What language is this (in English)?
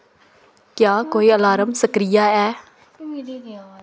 Dogri